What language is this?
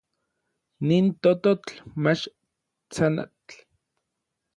Orizaba Nahuatl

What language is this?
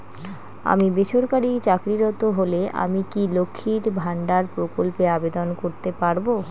Bangla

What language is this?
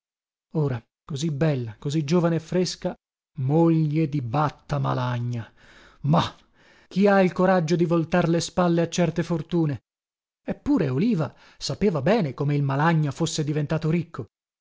Italian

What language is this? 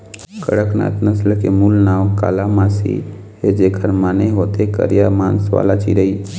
Chhattisgarhi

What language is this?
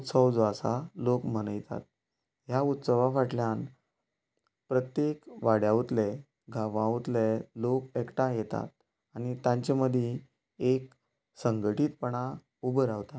Konkani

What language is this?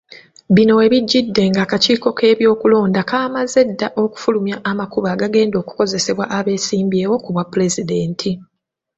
Ganda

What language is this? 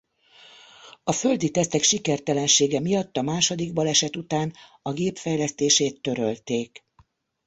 Hungarian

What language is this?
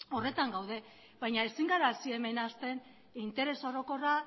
Basque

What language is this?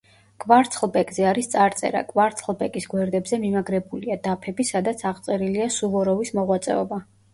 Georgian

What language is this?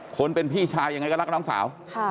Thai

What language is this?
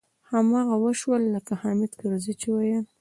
Pashto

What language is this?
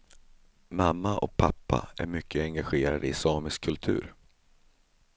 Swedish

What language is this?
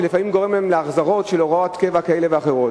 Hebrew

